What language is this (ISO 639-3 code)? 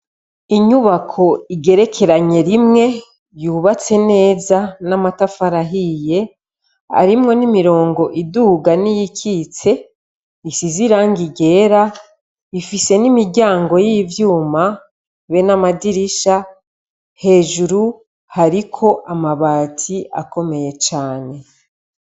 run